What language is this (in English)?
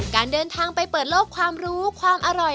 Thai